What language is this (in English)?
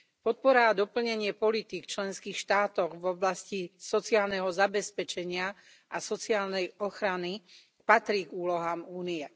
Slovak